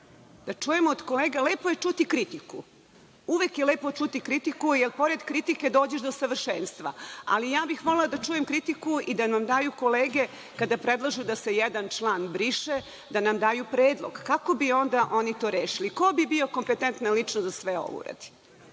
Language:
Serbian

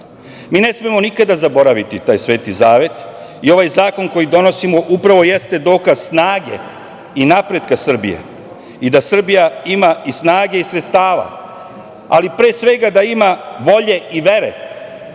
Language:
Serbian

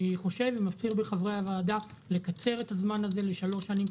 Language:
Hebrew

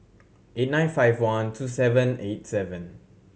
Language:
English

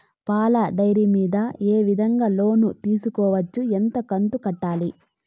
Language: Telugu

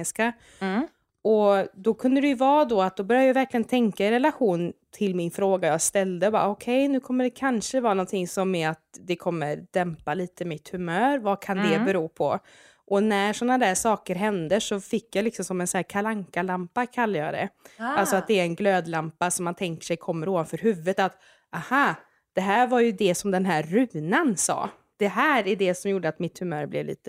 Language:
Swedish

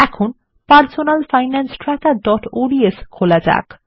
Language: Bangla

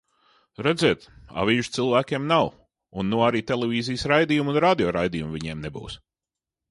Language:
Latvian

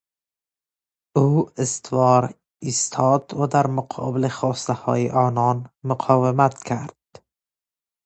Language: Persian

